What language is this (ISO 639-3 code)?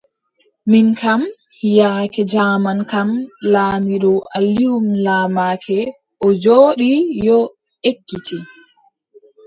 fub